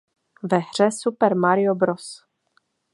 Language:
Czech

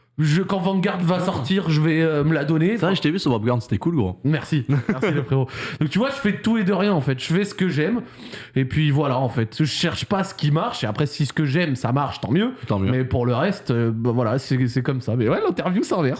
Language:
French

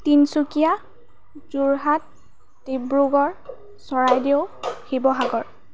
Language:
Assamese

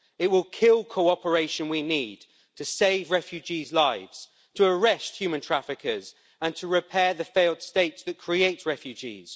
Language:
English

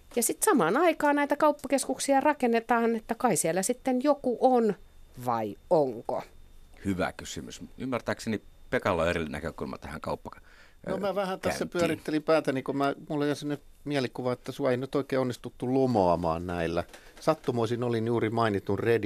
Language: Finnish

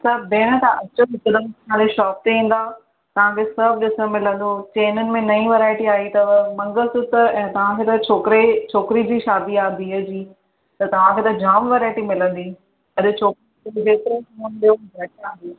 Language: Sindhi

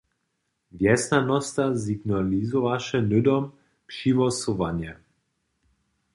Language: Upper Sorbian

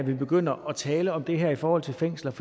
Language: Danish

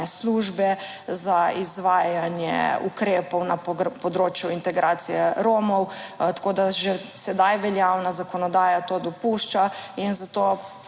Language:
Slovenian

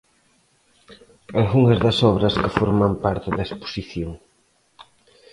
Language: Galician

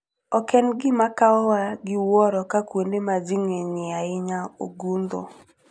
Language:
Luo (Kenya and Tanzania)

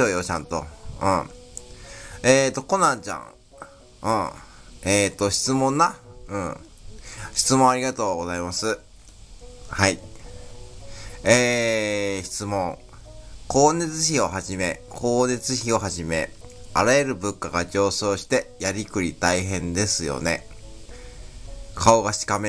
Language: Japanese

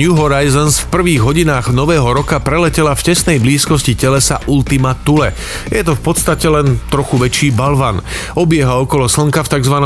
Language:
Slovak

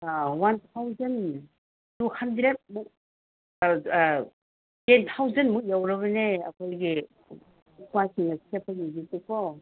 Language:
Manipuri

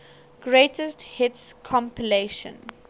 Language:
English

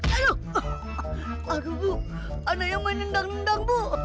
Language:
Indonesian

